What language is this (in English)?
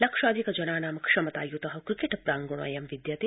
Sanskrit